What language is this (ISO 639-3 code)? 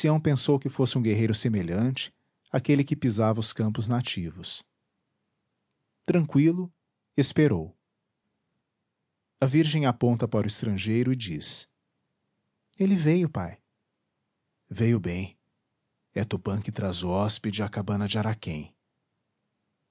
por